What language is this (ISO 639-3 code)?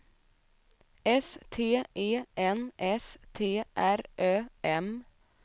swe